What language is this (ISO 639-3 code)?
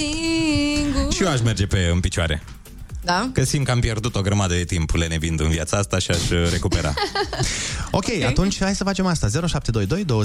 ron